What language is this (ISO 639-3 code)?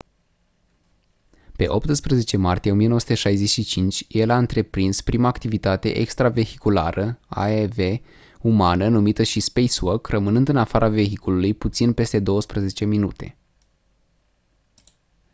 ron